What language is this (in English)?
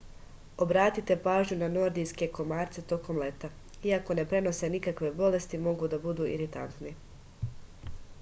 Serbian